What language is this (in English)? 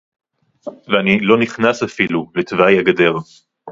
Hebrew